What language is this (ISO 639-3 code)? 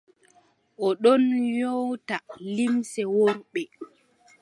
fub